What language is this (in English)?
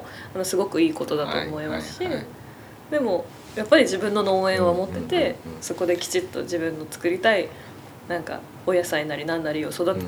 Japanese